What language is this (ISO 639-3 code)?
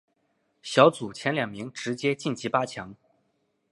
zho